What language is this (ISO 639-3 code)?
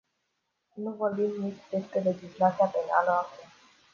ron